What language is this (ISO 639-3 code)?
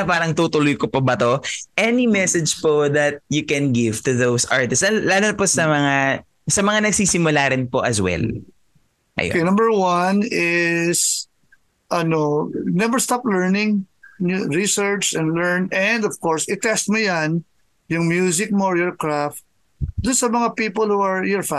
fil